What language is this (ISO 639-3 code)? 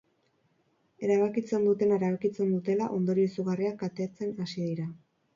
eus